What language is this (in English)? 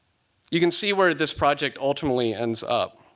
English